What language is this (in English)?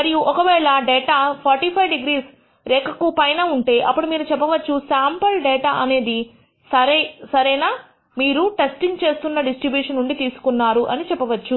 Telugu